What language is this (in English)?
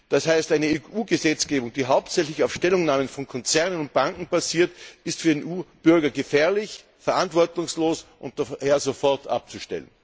German